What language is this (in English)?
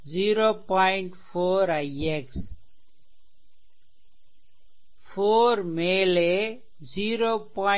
Tamil